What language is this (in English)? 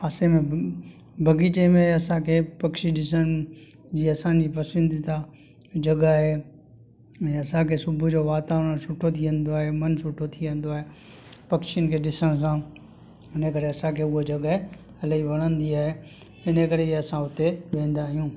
Sindhi